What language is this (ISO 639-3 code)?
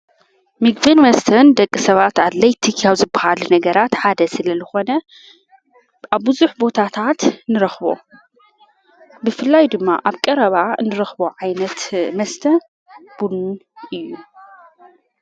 tir